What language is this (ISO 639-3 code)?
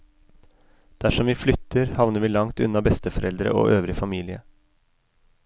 nor